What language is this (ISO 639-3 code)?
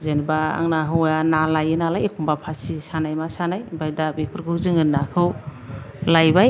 brx